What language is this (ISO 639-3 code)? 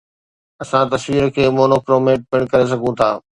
snd